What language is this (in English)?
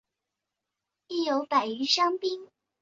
Chinese